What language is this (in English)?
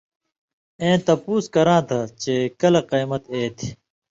Indus Kohistani